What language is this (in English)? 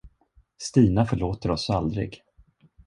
Swedish